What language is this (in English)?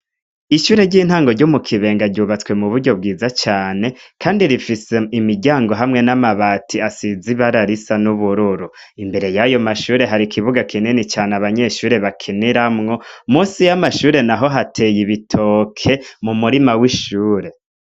Rundi